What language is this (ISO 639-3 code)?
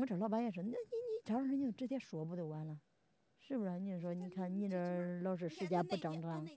zho